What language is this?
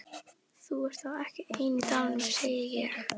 Icelandic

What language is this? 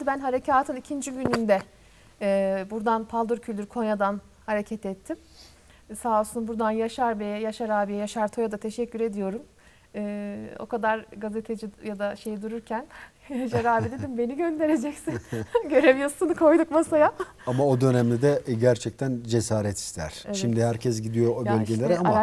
Turkish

